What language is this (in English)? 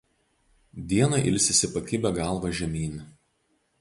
Lithuanian